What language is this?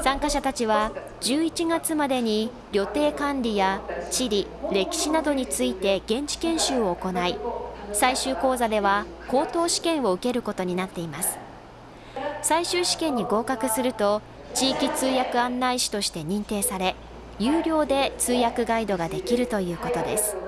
Japanese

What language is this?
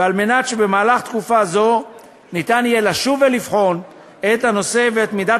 Hebrew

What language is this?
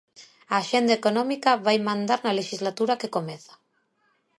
Galician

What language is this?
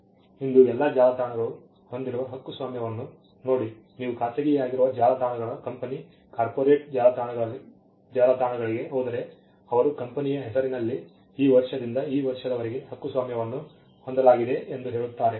Kannada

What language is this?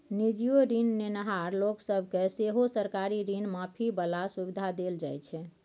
Maithili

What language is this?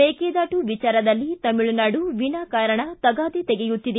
Kannada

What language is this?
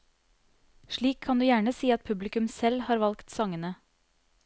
Norwegian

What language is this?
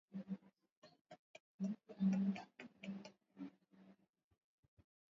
Swahili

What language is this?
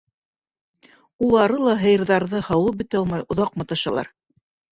Bashkir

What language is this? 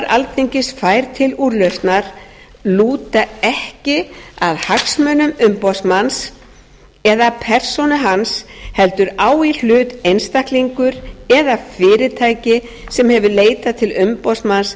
Icelandic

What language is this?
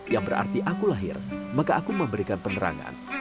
Indonesian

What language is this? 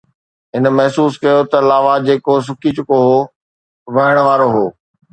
Sindhi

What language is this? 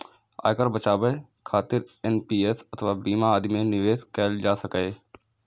Maithili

